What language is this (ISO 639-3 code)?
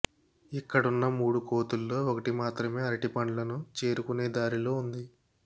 tel